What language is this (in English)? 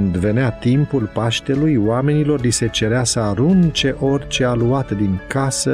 Romanian